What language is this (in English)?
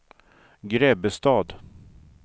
Swedish